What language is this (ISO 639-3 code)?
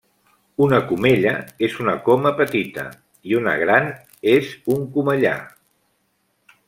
cat